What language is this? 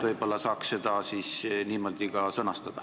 Estonian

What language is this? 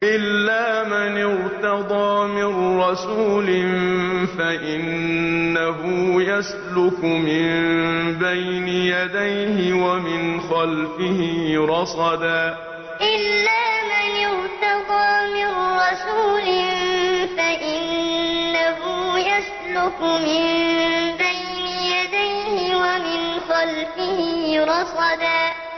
Arabic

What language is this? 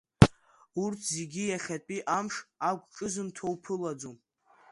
Abkhazian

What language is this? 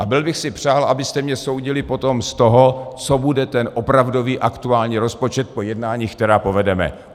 Czech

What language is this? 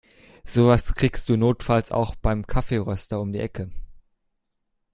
German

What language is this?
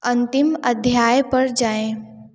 Hindi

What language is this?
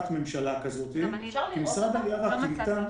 Hebrew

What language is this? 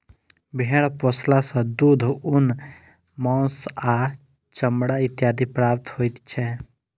Maithili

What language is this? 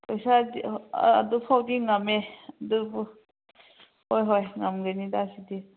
Manipuri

